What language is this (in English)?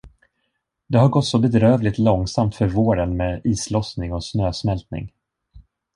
Swedish